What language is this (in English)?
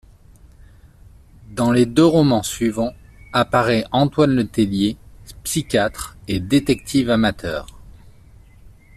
French